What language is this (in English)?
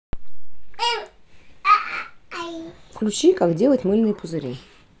Russian